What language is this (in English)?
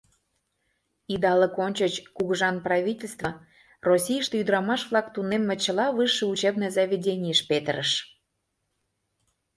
Mari